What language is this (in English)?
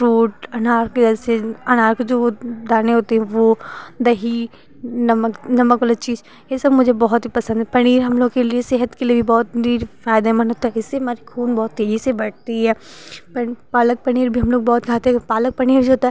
Hindi